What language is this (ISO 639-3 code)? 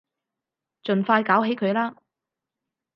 yue